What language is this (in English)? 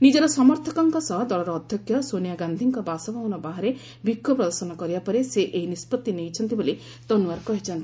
Odia